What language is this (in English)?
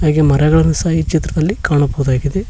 Kannada